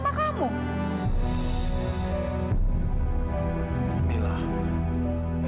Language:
Indonesian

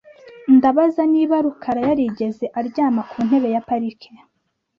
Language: Kinyarwanda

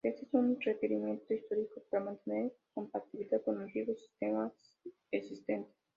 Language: Spanish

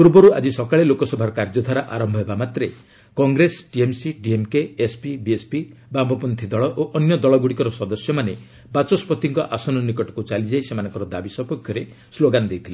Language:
Odia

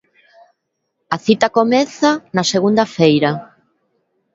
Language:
Galician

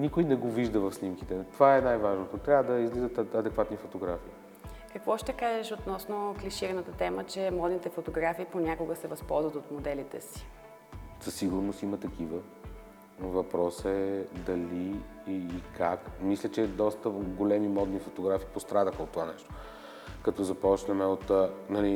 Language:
Bulgarian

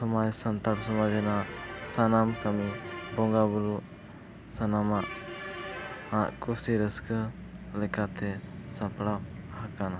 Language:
Santali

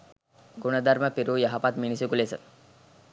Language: Sinhala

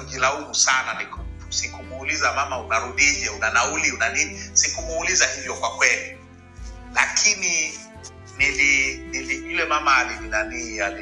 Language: Swahili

